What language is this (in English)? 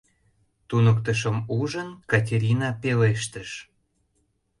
Mari